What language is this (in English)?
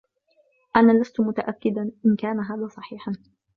Arabic